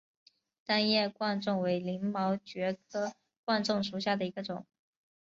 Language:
Chinese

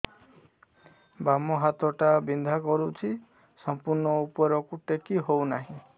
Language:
Odia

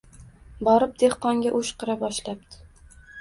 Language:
Uzbek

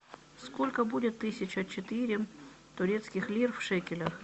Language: Russian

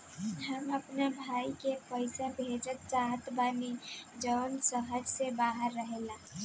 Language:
Bhojpuri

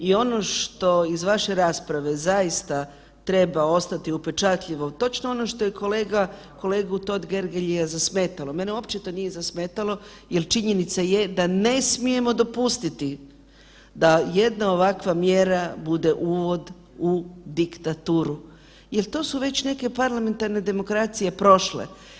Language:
Croatian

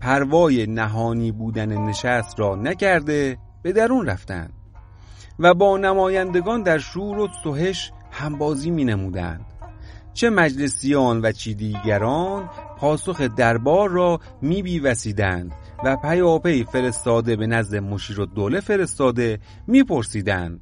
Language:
Persian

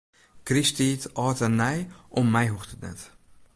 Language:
Western Frisian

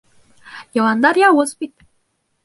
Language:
Bashkir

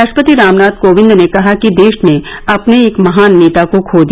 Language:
Hindi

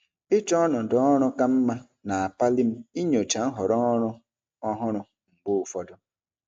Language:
Igbo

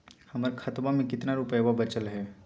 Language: Magahi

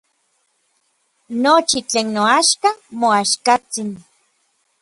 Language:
Orizaba Nahuatl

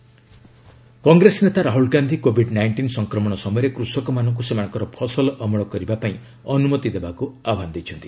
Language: Odia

